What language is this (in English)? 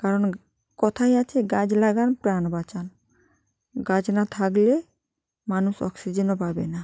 Bangla